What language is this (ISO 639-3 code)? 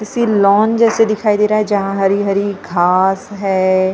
hin